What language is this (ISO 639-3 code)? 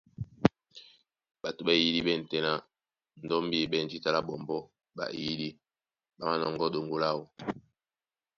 dua